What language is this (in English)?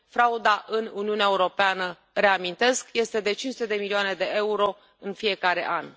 Romanian